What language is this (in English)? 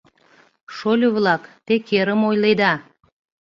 Mari